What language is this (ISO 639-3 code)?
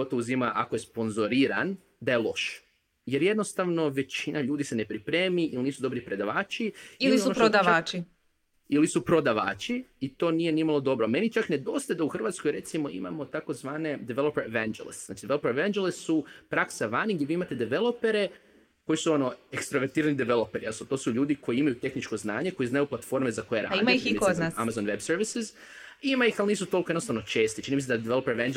hrv